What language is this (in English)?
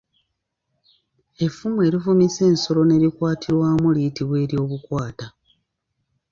Ganda